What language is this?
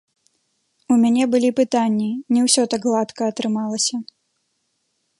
Belarusian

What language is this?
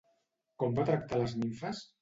Catalan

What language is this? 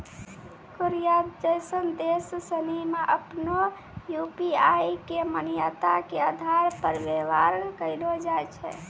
Maithili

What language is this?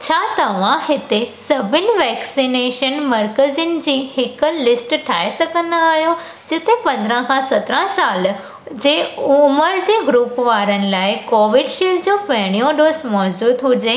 Sindhi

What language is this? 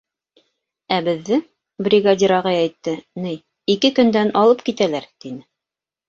Bashkir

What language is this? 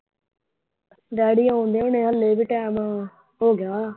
Punjabi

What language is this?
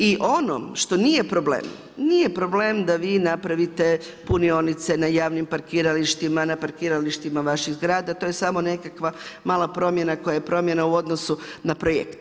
Croatian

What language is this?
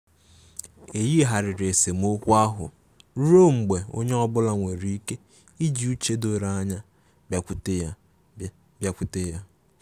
Igbo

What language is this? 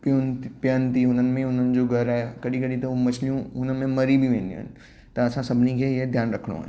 Sindhi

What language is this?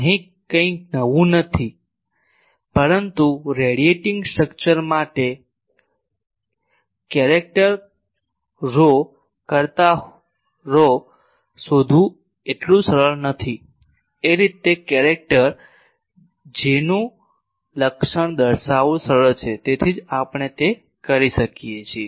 Gujarati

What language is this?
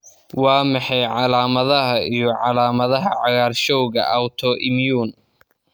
Somali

